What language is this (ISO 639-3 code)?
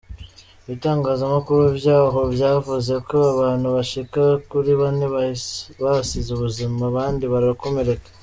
kin